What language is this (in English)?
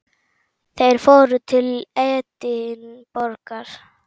Icelandic